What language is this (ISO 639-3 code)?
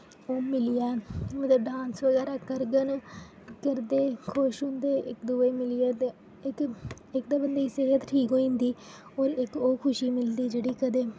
doi